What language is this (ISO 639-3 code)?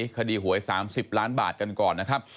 tha